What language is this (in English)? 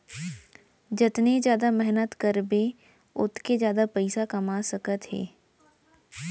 Chhattisgarhi